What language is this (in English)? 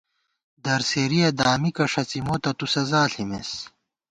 Gawar-Bati